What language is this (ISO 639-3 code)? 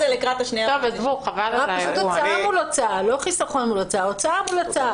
heb